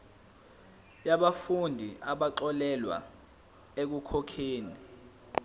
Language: Zulu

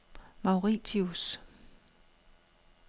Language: Danish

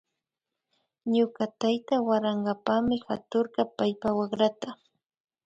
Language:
Imbabura Highland Quichua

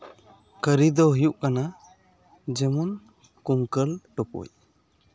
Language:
Santali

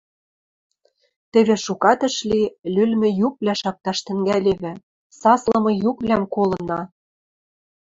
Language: Western Mari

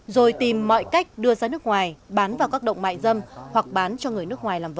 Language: Vietnamese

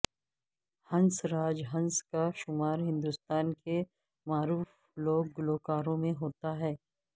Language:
Urdu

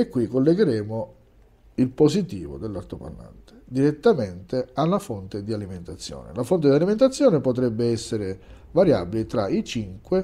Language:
Italian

